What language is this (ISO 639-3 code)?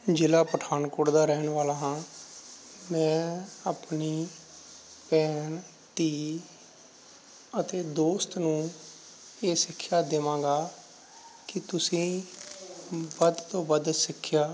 pan